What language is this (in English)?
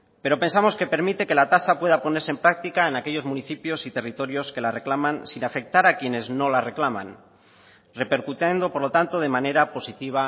Spanish